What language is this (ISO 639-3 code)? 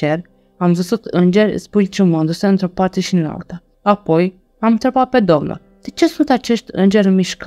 ron